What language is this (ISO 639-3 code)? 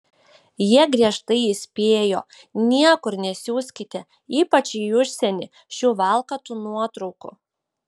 lit